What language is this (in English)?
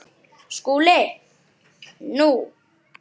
Icelandic